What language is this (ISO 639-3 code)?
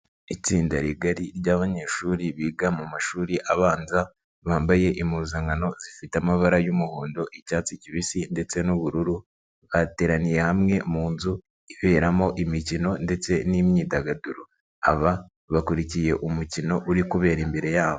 kin